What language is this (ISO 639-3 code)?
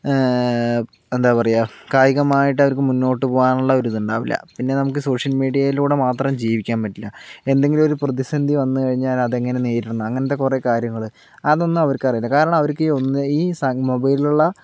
mal